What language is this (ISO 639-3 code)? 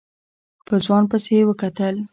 pus